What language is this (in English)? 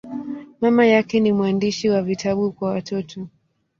Swahili